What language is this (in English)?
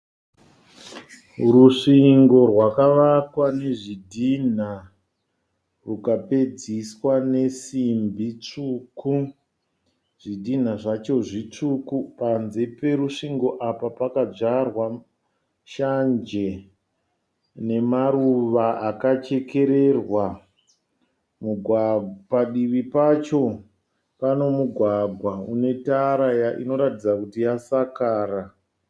Shona